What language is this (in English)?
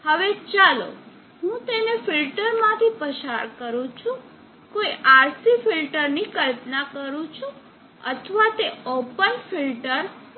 Gujarati